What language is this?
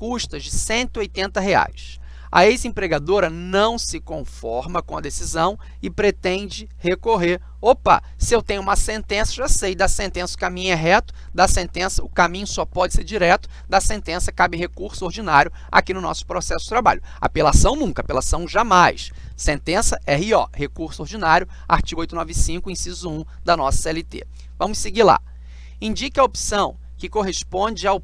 Portuguese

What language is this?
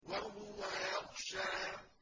Arabic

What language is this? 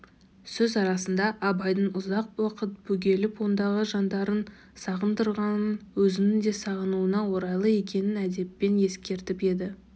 Kazakh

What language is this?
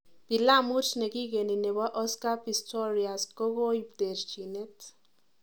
Kalenjin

